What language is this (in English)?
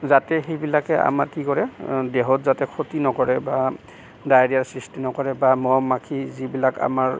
Assamese